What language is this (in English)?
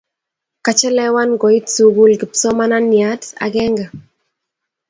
Kalenjin